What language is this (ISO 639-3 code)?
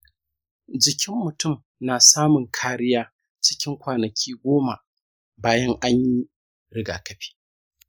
hau